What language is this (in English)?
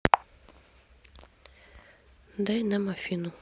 Russian